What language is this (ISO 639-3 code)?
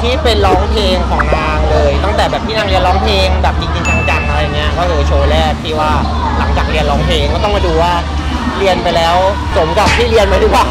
tha